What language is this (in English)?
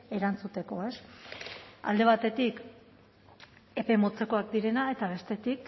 Basque